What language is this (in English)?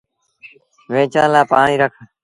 Sindhi Bhil